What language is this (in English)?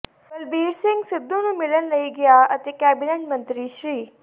Punjabi